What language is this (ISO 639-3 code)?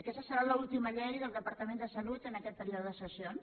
cat